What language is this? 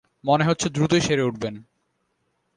Bangla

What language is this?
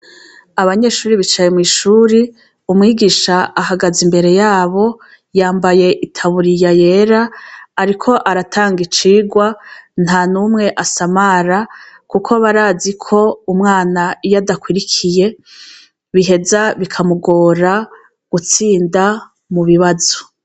Rundi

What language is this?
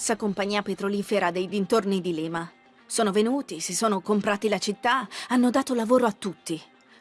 Italian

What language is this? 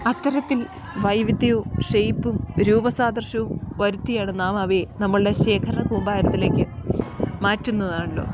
Malayalam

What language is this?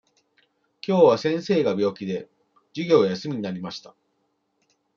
Japanese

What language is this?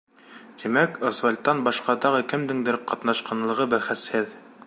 Bashkir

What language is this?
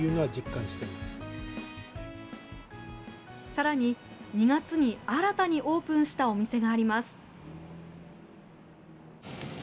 Japanese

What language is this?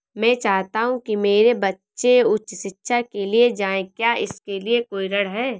Hindi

